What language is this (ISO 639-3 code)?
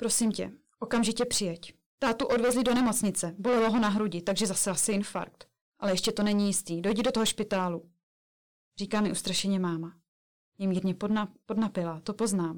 ces